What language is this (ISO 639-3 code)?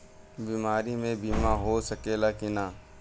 bho